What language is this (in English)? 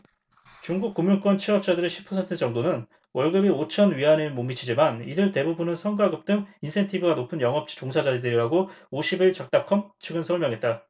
Korean